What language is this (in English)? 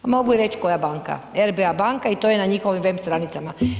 Croatian